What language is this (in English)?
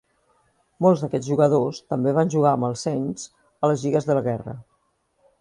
Catalan